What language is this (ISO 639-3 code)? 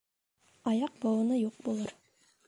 bak